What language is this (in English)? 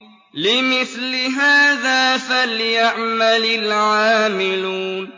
Arabic